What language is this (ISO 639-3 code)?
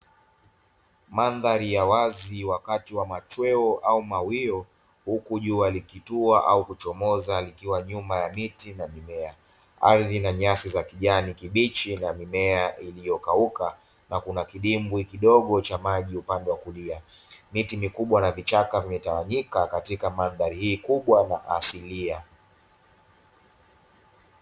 swa